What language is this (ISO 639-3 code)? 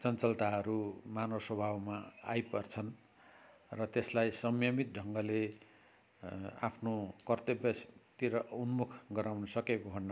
nep